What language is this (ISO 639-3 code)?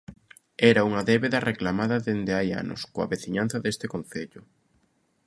glg